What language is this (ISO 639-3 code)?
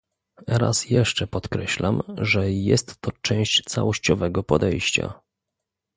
pol